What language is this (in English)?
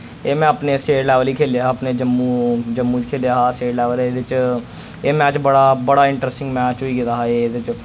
Dogri